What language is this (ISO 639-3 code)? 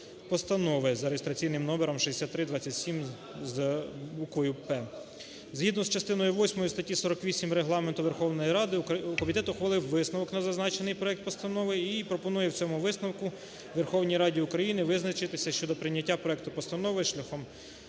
ukr